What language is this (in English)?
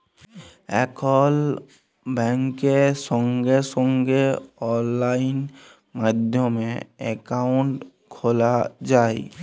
Bangla